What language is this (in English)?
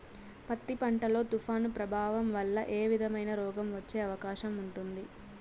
Telugu